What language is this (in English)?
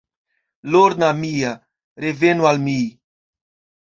Esperanto